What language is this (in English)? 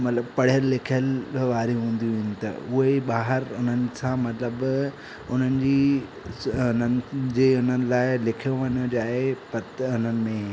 Sindhi